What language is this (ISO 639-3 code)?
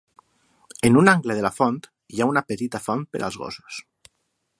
cat